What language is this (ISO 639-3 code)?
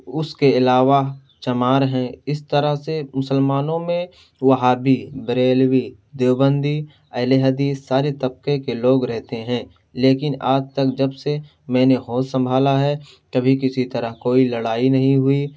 urd